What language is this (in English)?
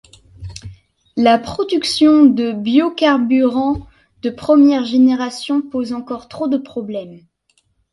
French